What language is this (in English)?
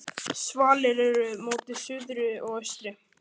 Icelandic